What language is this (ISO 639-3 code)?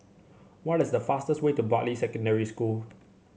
eng